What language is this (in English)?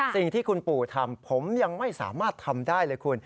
Thai